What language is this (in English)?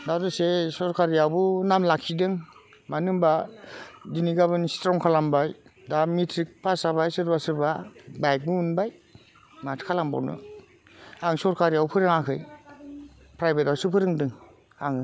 Bodo